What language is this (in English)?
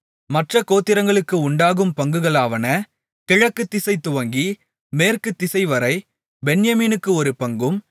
Tamil